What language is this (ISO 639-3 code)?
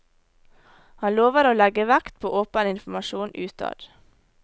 nor